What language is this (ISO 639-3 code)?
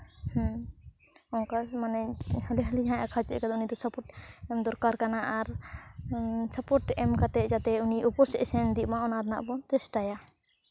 sat